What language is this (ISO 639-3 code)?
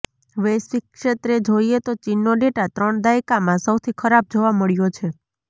guj